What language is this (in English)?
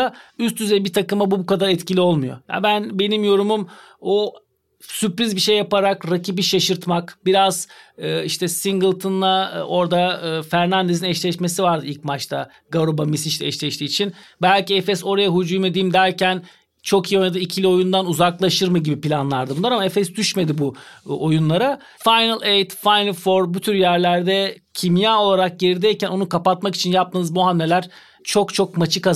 Turkish